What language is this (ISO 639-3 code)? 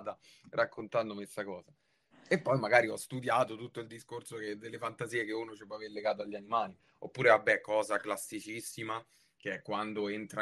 ita